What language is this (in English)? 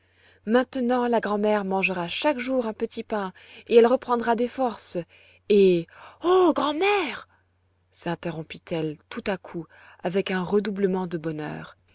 French